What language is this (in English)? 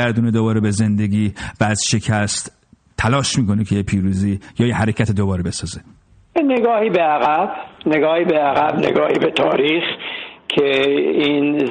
Persian